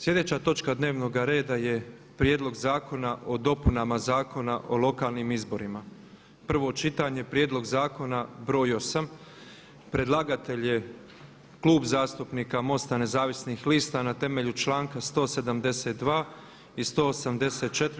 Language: Croatian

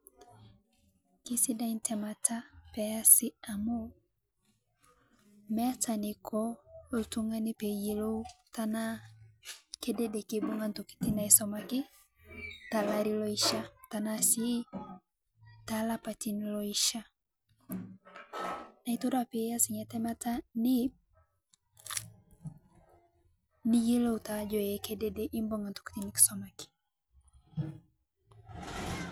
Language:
Masai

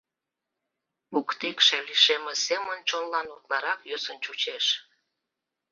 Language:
Mari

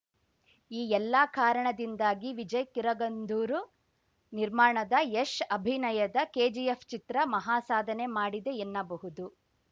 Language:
Kannada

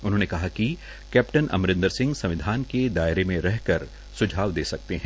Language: Hindi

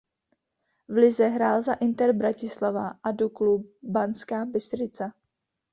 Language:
Czech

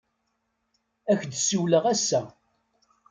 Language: Kabyle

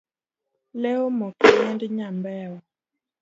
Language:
Luo (Kenya and Tanzania)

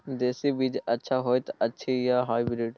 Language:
Maithili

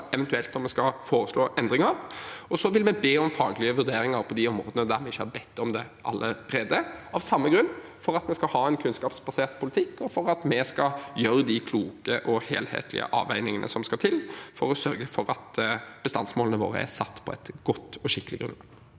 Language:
Norwegian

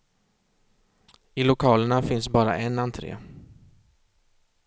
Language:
Swedish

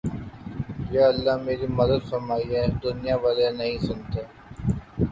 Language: Urdu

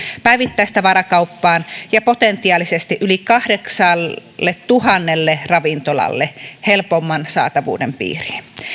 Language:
Finnish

